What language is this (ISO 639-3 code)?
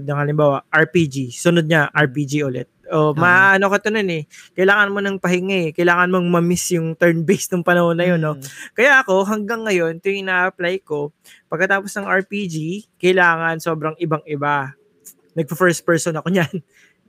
fil